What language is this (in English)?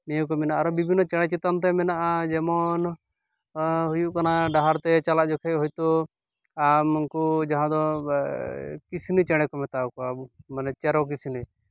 Santali